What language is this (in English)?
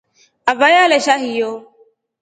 Rombo